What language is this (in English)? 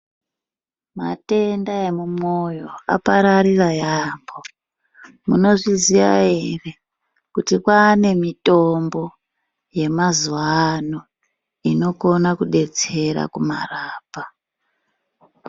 Ndau